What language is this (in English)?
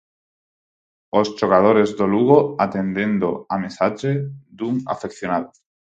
Galician